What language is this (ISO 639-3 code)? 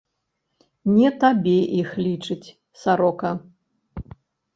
bel